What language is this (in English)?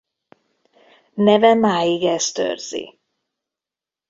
Hungarian